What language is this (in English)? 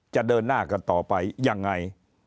Thai